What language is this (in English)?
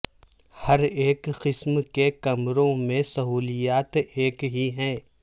Urdu